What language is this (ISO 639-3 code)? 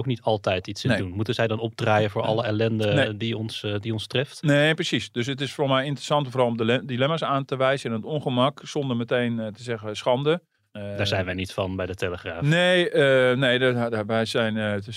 nld